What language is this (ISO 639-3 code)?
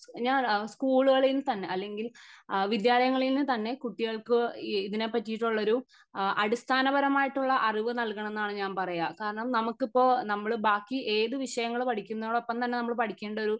mal